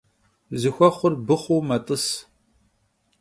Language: Kabardian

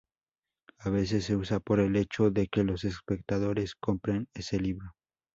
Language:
Spanish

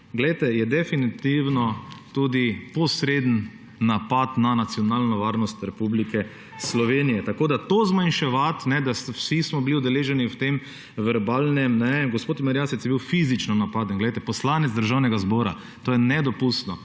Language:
Slovenian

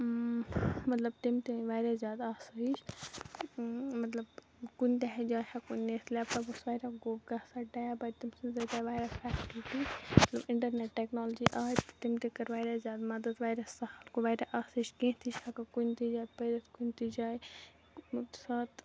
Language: Kashmiri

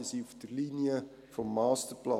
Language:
Swiss German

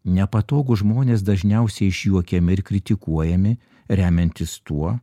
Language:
Lithuanian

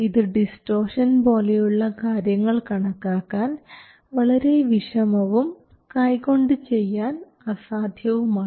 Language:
Malayalam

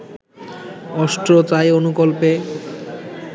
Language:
Bangla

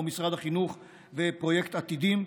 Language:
Hebrew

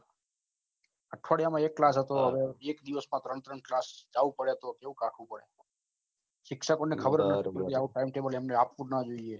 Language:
Gujarati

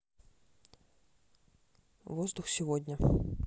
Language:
Russian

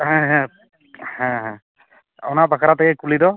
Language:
Santali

